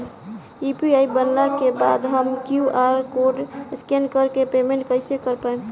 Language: Bhojpuri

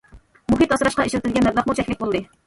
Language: Uyghur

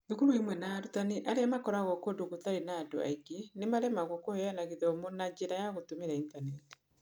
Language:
Kikuyu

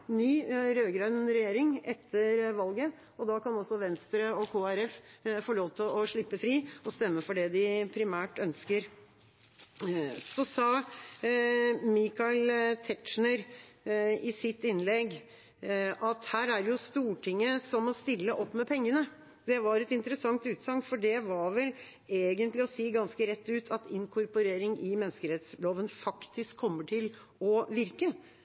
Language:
Norwegian Bokmål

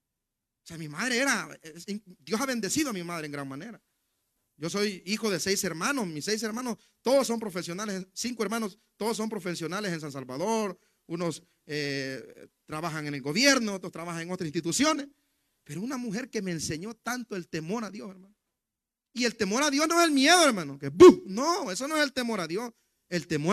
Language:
Spanish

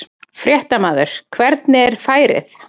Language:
Icelandic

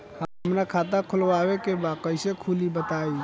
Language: Bhojpuri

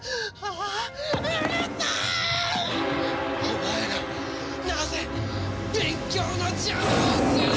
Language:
Japanese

